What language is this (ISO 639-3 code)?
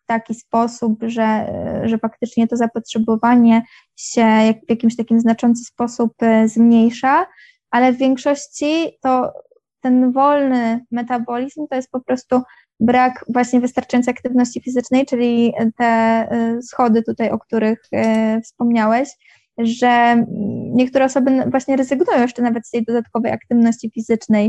pol